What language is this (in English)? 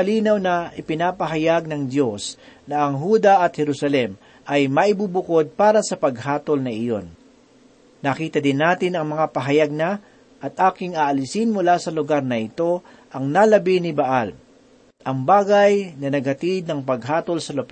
Filipino